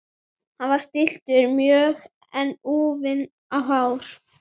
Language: Icelandic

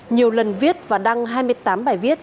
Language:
Vietnamese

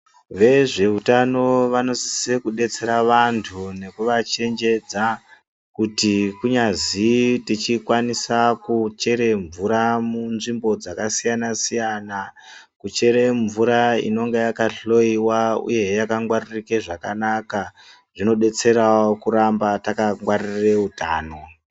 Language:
Ndau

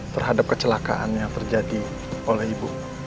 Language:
Indonesian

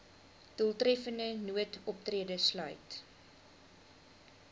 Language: Afrikaans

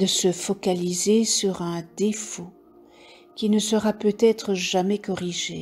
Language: French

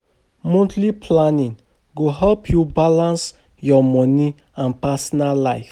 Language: Nigerian Pidgin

